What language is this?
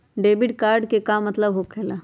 Magahi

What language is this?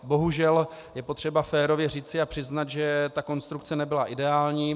Czech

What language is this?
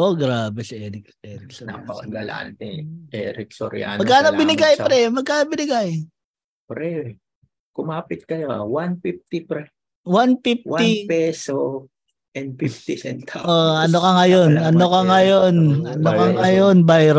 Filipino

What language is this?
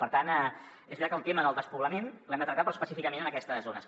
Catalan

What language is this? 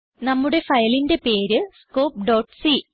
Malayalam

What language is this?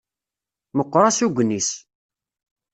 Kabyle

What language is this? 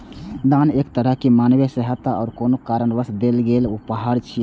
Maithili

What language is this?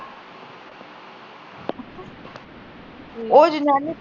Punjabi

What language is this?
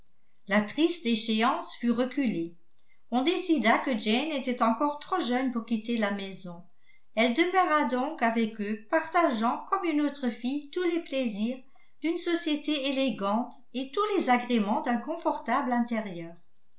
French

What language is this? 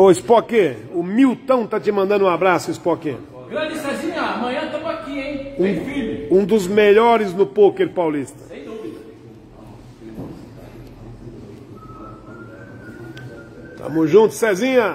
Portuguese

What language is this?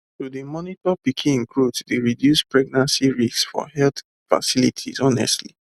Nigerian Pidgin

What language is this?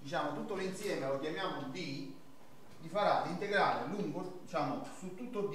Italian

